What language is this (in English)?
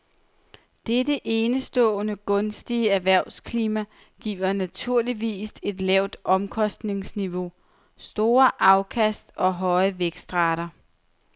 Danish